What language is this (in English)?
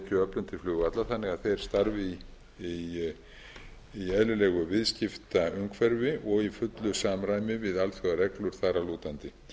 Icelandic